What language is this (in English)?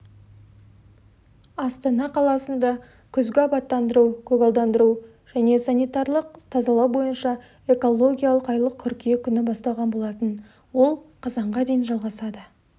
Kazakh